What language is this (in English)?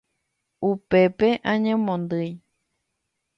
Guarani